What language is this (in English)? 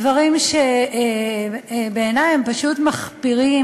Hebrew